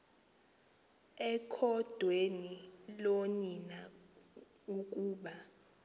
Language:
Xhosa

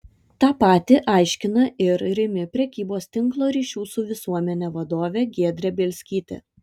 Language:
Lithuanian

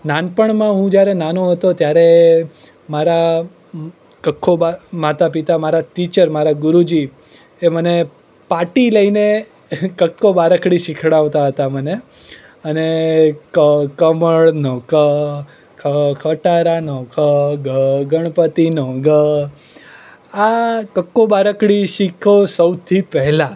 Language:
Gujarati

